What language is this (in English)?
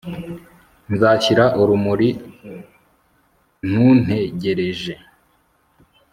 Kinyarwanda